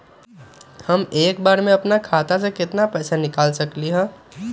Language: Magahi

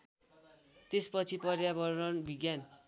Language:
Nepali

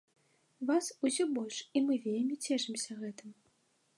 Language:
Belarusian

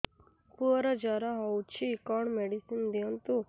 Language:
Odia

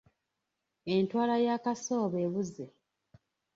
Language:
Ganda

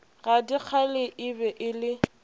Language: Northern Sotho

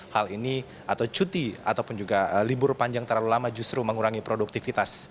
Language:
Indonesian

